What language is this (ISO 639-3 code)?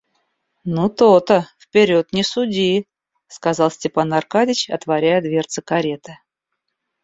rus